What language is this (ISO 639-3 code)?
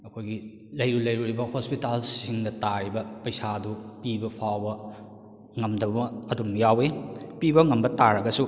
mni